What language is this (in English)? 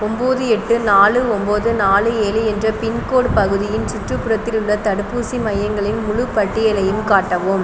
Tamil